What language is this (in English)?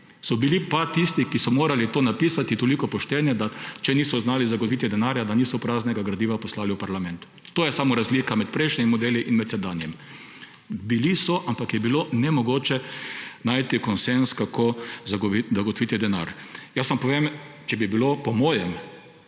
Slovenian